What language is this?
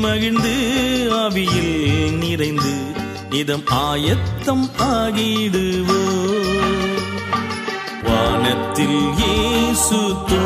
Hindi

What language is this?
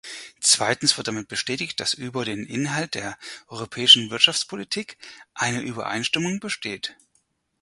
German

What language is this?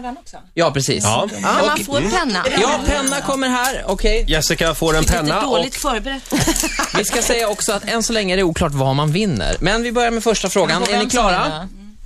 Swedish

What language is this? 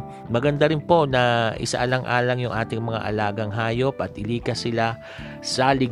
Filipino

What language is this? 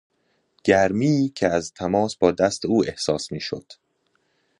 Persian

